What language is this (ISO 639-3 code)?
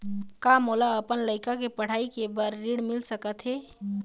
hne